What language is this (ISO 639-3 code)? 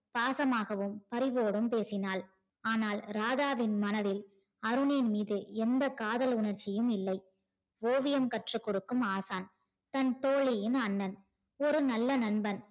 tam